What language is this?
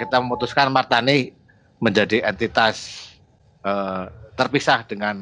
Indonesian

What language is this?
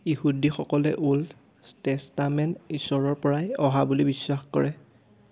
Assamese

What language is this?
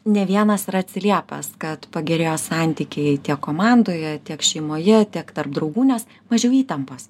Lithuanian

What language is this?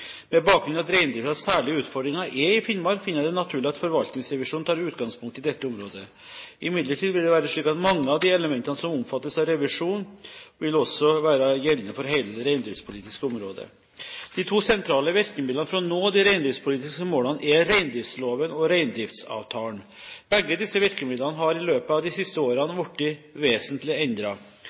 Norwegian Bokmål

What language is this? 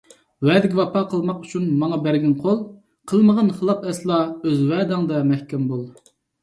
Uyghur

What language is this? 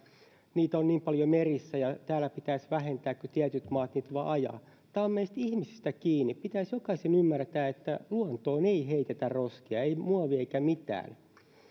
Finnish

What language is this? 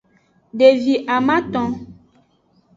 Aja (Benin)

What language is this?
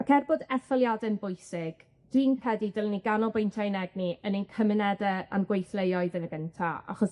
Welsh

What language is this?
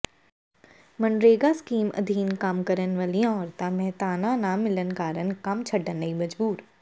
Punjabi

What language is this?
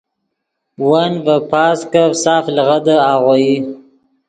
Yidgha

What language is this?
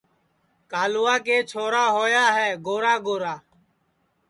Sansi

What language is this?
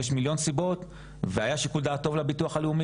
Hebrew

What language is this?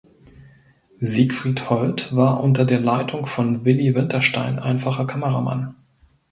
German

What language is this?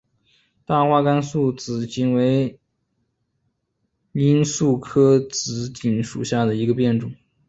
Chinese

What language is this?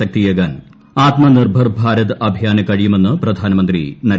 Malayalam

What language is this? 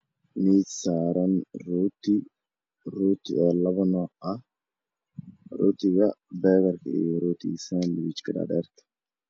Somali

